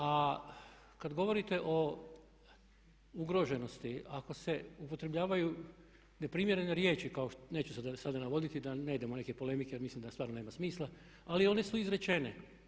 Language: Croatian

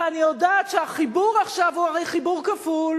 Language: Hebrew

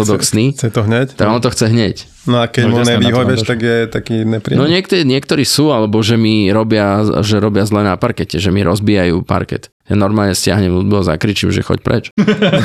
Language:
Slovak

